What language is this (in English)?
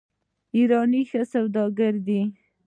Pashto